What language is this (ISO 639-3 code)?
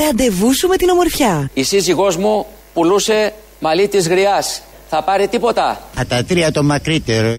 ell